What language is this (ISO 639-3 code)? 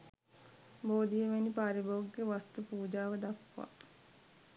sin